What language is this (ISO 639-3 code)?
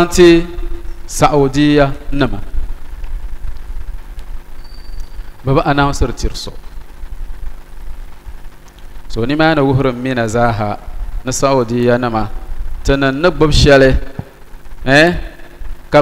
ara